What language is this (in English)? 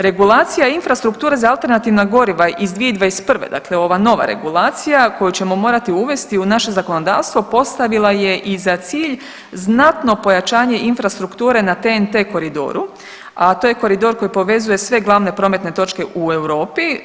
Croatian